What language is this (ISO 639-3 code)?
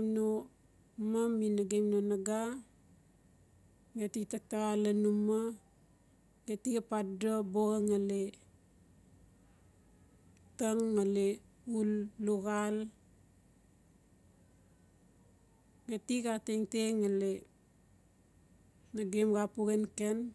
ncf